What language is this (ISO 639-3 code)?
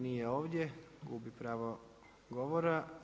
hrv